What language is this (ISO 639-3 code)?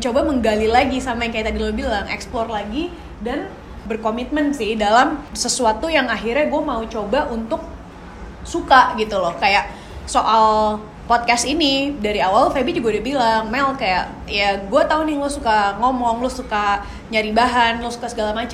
ind